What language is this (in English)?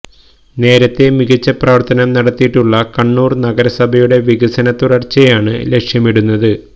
Malayalam